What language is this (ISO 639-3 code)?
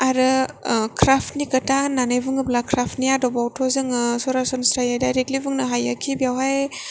brx